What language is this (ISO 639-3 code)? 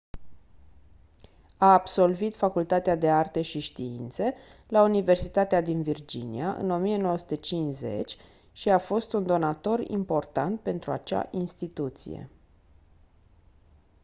ron